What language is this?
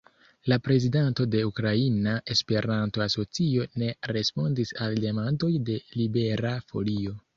Esperanto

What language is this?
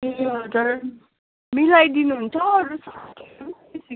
Nepali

